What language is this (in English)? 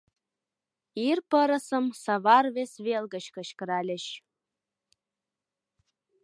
Mari